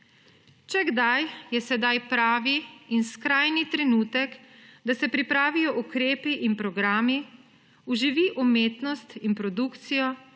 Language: Slovenian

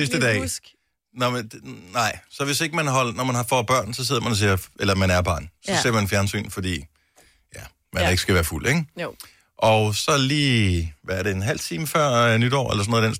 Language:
Danish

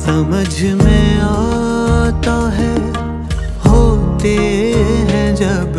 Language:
Urdu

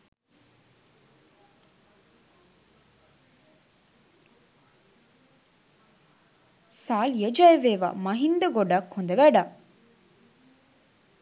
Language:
Sinhala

